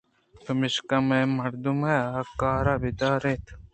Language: Eastern Balochi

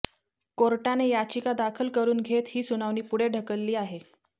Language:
Marathi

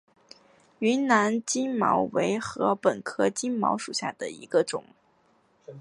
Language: Chinese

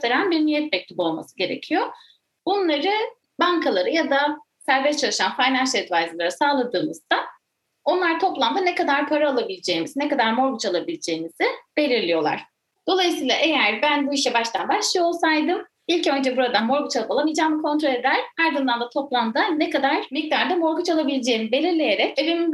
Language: Turkish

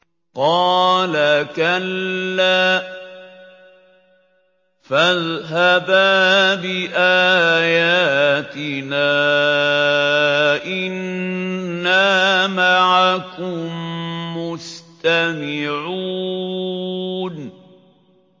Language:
Arabic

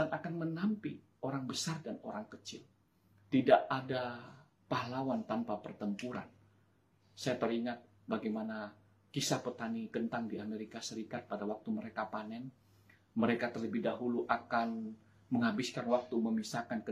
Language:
Indonesian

